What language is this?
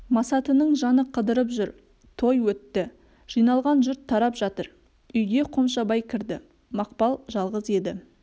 Kazakh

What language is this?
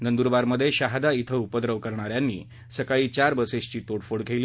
Marathi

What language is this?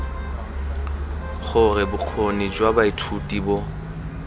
Tswana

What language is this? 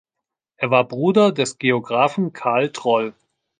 German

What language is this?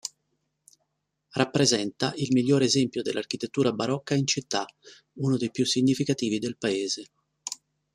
Italian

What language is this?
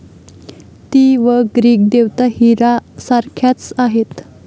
Marathi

